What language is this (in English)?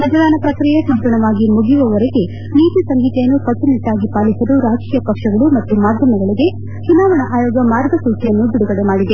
Kannada